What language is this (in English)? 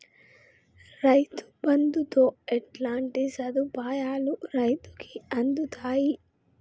Telugu